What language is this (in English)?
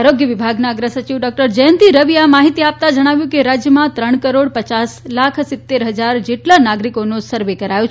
Gujarati